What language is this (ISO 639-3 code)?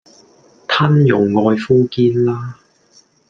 yue